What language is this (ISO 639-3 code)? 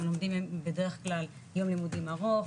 heb